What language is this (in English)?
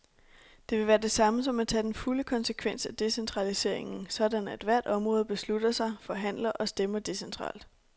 Danish